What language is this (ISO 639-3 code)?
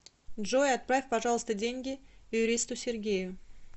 rus